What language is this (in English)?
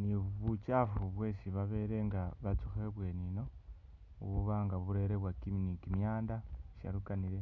Masaaba